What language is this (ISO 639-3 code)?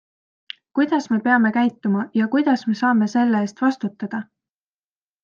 est